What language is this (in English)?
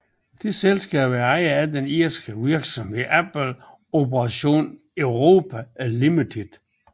Danish